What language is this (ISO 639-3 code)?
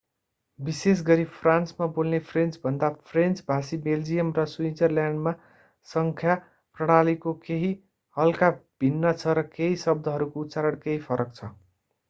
nep